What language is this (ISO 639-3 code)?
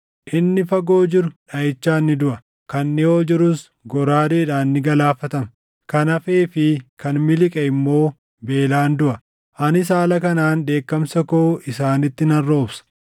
orm